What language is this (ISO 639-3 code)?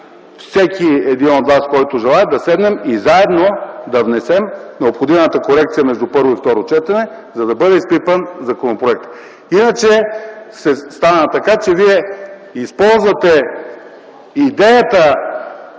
bul